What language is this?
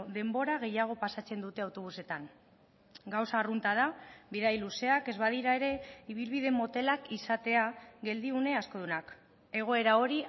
Basque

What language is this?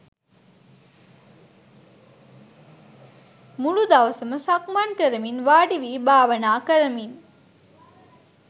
Sinhala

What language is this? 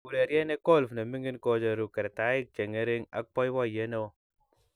Kalenjin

